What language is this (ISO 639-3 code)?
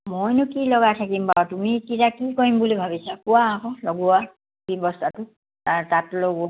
asm